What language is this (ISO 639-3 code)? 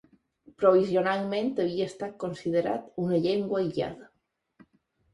cat